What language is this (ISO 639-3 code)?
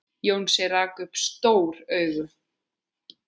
isl